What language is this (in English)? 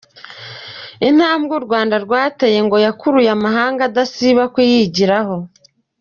Kinyarwanda